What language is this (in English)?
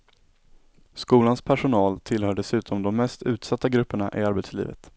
Swedish